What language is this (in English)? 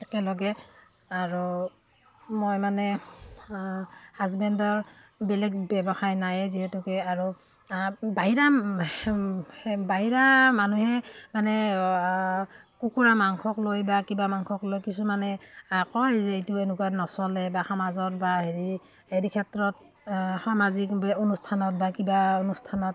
Assamese